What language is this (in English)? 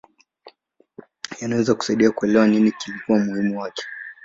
Swahili